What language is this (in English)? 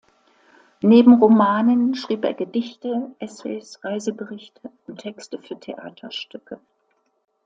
German